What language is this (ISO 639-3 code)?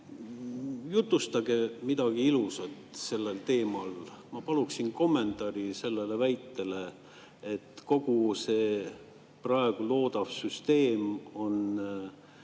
est